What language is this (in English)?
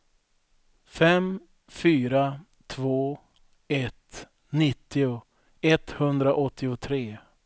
Swedish